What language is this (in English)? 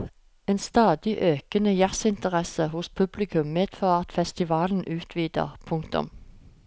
Norwegian